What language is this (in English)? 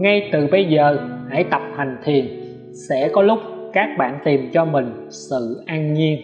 Vietnamese